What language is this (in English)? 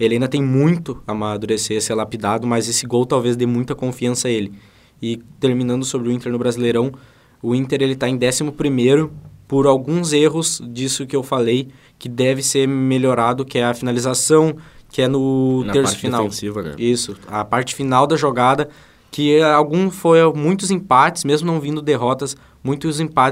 Portuguese